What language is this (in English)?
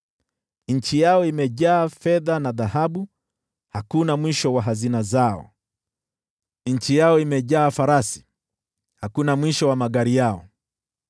Swahili